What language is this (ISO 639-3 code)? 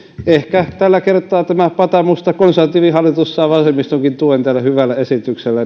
fin